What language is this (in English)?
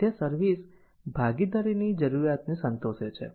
Gujarati